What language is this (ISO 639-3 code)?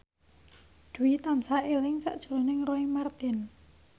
jav